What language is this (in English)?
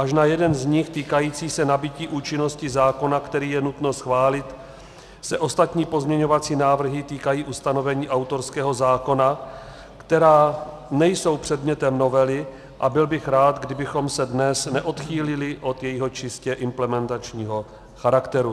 Czech